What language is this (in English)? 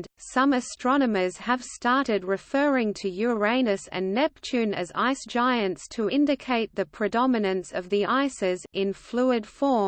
English